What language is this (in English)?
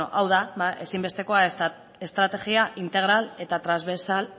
Basque